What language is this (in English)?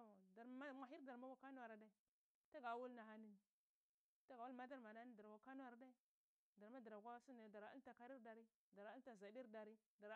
Cibak